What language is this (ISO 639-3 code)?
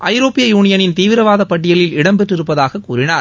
tam